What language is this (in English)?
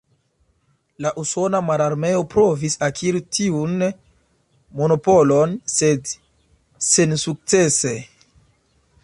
Esperanto